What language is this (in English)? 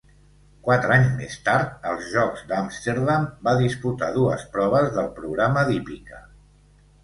Catalan